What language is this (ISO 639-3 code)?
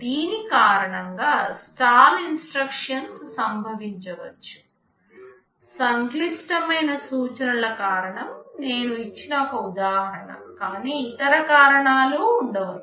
tel